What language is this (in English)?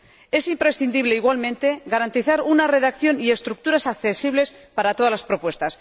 Spanish